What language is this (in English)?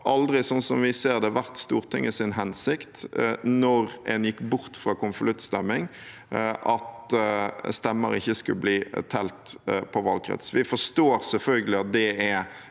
Norwegian